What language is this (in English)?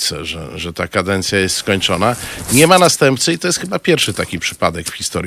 Polish